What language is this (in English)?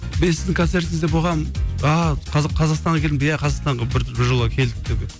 Kazakh